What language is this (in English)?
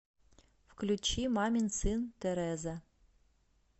Russian